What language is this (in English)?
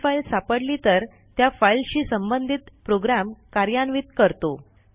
Marathi